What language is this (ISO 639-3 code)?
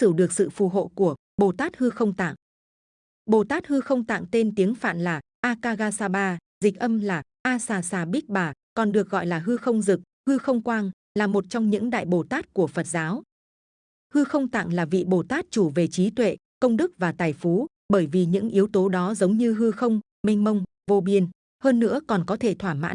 vie